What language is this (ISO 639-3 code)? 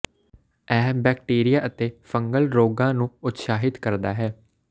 pan